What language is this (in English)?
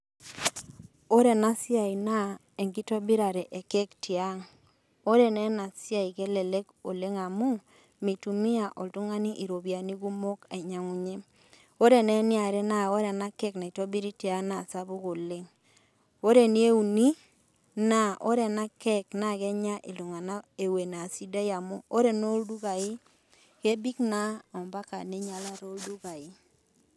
Masai